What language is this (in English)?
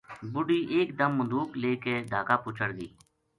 Gujari